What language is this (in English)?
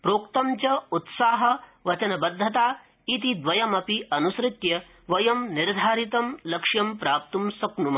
Sanskrit